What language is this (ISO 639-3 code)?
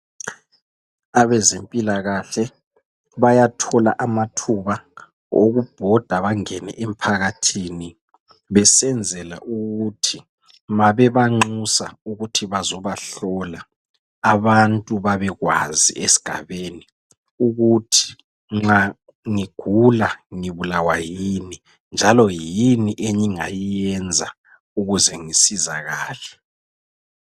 nde